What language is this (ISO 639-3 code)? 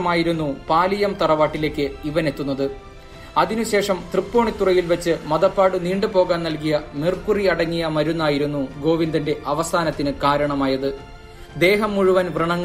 tur